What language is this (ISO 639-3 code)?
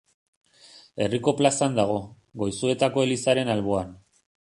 eus